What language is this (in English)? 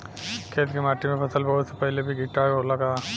Bhojpuri